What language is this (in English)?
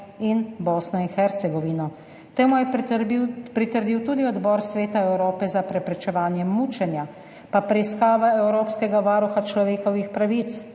Slovenian